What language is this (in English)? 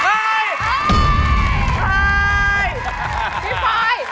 Thai